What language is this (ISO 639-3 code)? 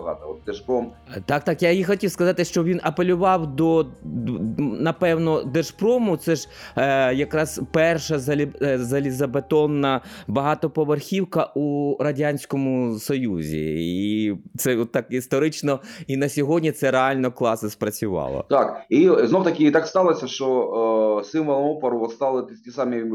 ukr